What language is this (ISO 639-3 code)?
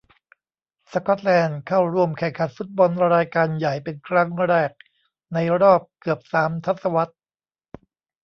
tha